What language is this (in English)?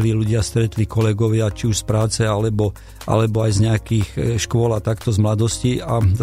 Slovak